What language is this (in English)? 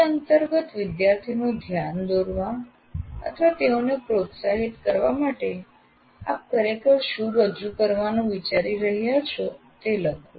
Gujarati